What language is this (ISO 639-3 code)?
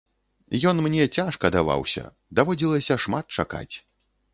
bel